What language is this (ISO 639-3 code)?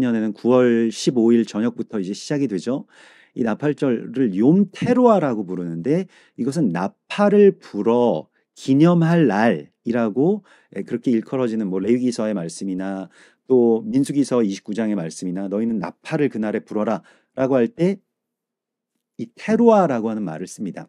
kor